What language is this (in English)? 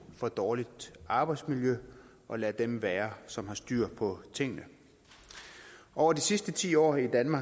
Danish